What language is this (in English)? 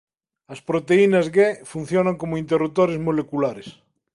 Galician